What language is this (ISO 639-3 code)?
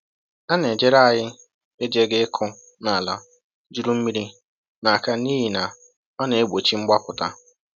ibo